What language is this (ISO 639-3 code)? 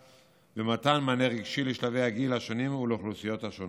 heb